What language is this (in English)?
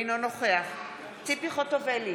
Hebrew